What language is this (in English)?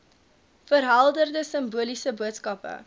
Afrikaans